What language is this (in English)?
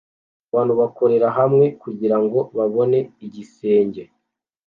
Kinyarwanda